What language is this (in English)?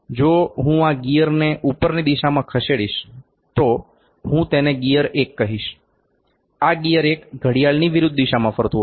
Gujarati